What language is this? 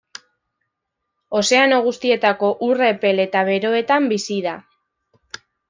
Basque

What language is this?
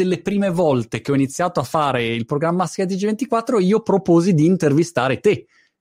Italian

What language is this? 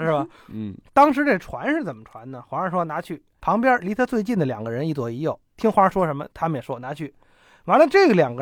Chinese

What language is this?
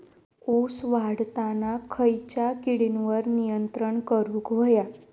Marathi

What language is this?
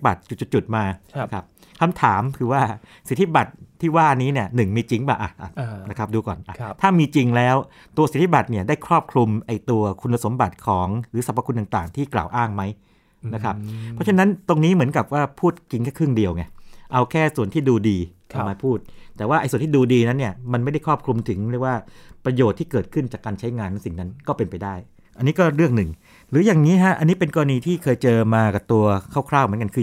Thai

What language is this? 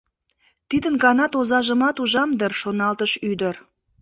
Mari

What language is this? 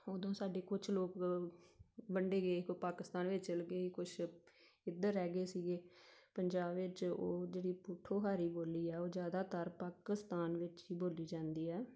Punjabi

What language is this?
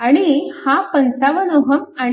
Marathi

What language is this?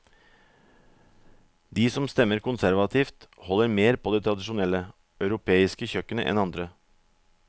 Norwegian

